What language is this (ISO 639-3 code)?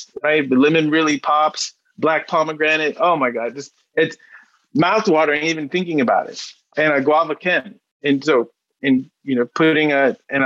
eng